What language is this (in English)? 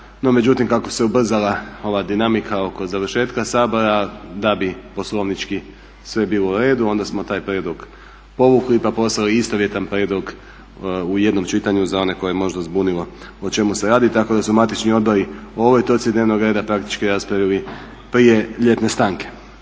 Croatian